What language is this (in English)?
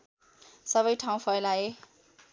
Nepali